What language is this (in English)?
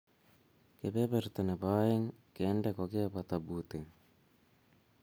Kalenjin